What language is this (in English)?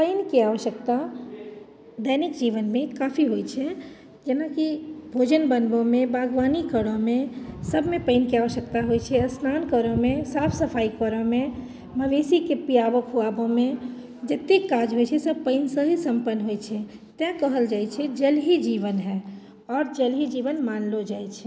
Maithili